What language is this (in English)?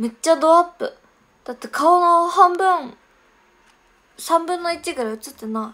Japanese